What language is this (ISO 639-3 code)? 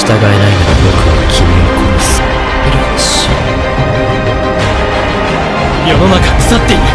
jpn